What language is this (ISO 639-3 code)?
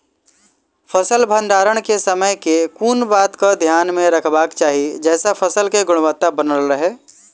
mai